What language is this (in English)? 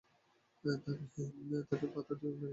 Bangla